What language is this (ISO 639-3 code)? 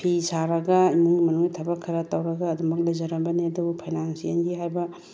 mni